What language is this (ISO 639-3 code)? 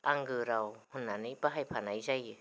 brx